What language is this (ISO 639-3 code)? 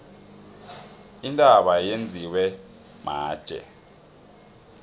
nbl